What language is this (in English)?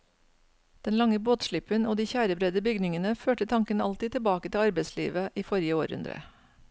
Norwegian